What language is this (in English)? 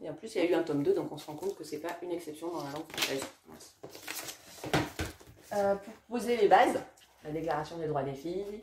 French